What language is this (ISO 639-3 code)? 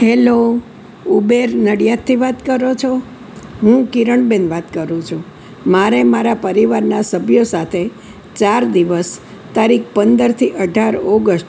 guj